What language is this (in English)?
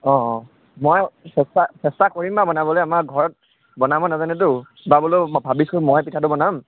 Assamese